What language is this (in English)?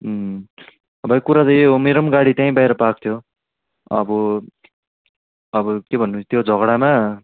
Nepali